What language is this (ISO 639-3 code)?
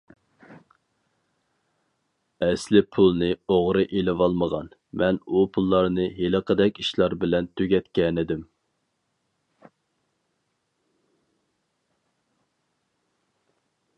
uig